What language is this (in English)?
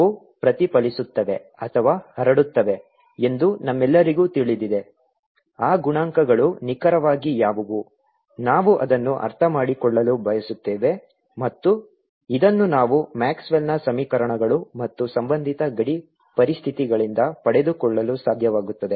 Kannada